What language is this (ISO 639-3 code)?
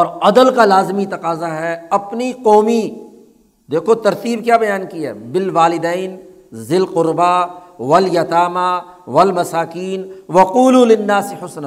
urd